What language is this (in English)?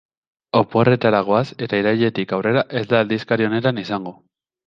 Basque